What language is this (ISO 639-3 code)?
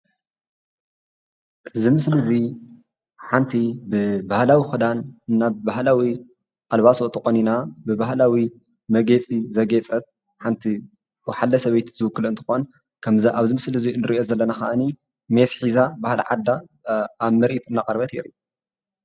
tir